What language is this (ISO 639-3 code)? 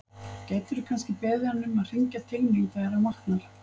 isl